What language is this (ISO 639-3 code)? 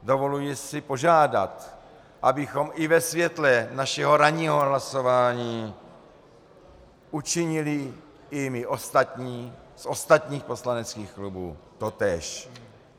ces